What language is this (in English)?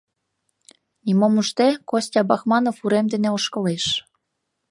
Mari